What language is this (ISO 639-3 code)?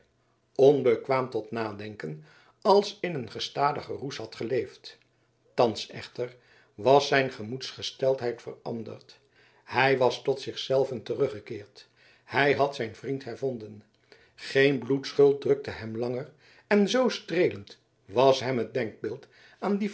nld